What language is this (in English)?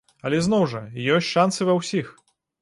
Belarusian